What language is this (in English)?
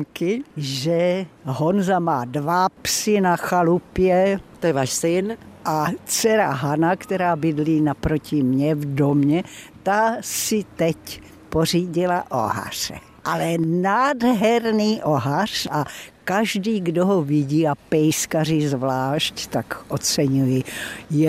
Czech